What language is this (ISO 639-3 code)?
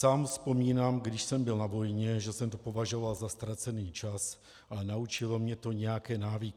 ces